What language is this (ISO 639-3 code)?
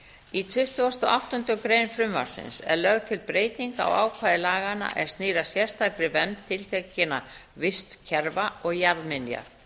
isl